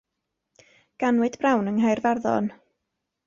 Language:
Welsh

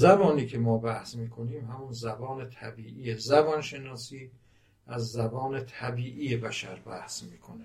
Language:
Persian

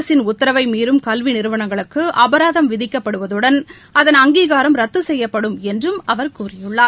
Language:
Tamil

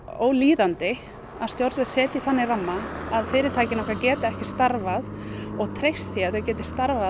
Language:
Icelandic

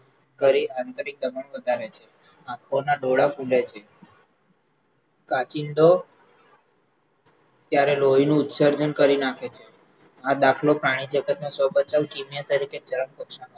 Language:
Gujarati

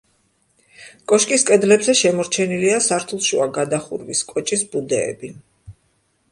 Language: Georgian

